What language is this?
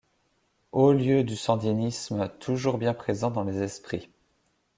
French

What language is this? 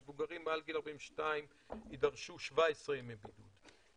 Hebrew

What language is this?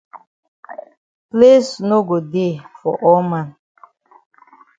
Cameroon Pidgin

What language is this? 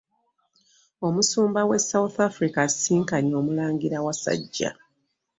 Ganda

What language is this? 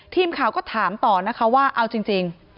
Thai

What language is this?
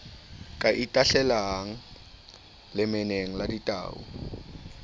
Southern Sotho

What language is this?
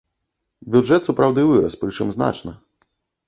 Belarusian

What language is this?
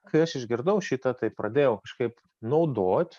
Lithuanian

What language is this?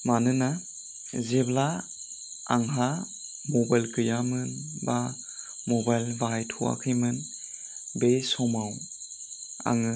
Bodo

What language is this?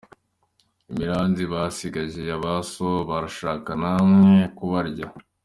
Kinyarwanda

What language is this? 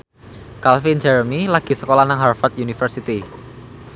Javanese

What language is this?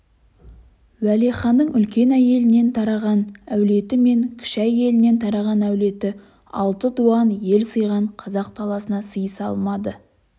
Kazakh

